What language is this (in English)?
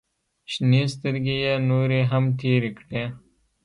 Pashto